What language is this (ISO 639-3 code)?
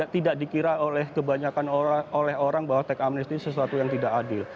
ind